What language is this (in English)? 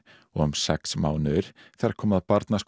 Icelandic